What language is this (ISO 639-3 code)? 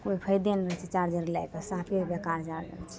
mai